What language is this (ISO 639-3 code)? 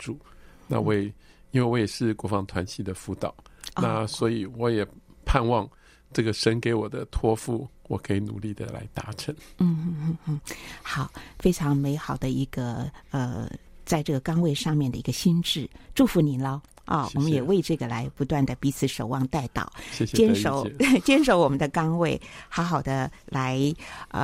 zho